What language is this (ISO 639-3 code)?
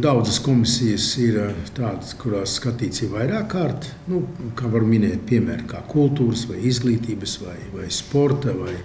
lav